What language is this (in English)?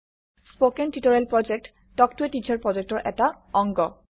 Assamese